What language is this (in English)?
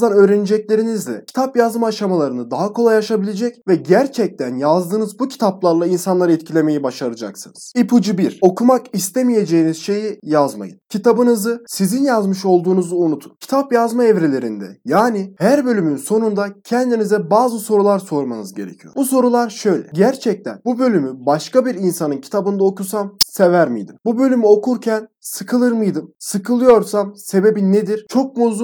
Turkish